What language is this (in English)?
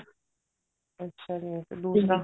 Punjabi